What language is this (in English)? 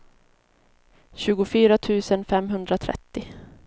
Swedish